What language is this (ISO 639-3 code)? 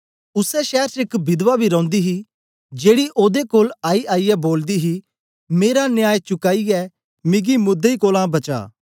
doi